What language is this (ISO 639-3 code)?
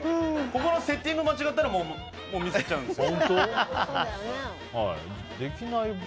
jpn